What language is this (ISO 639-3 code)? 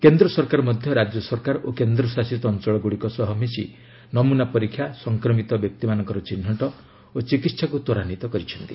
ori